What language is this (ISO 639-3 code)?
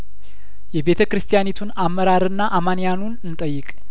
amh